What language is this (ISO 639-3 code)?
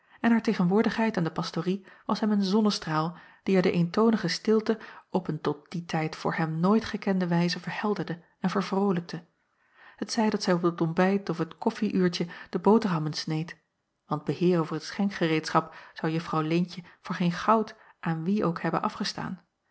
nld